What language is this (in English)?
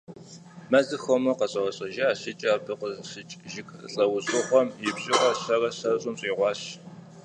Kabardian